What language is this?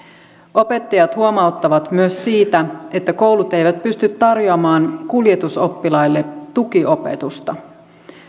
Finnish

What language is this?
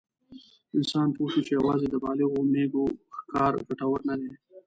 Pashto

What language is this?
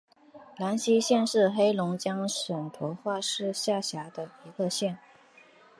Chinese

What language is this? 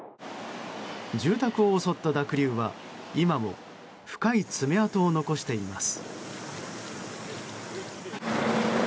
Japanese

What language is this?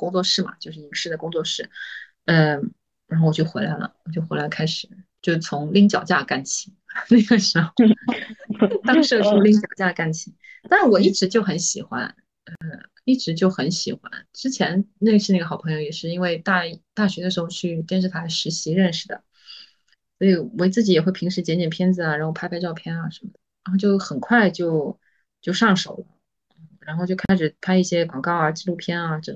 Chinese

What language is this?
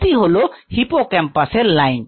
Bangla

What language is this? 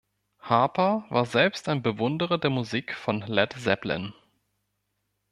German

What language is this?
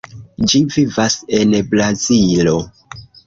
Esperanto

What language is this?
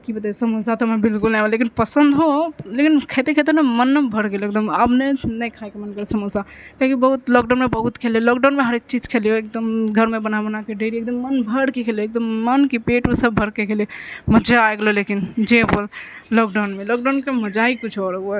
Maithili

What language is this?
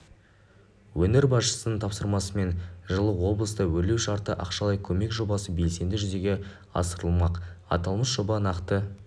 Kazakh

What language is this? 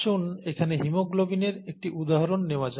Bangla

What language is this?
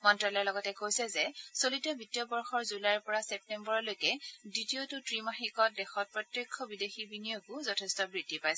Assamese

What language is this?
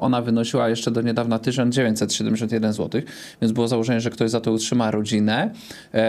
Polish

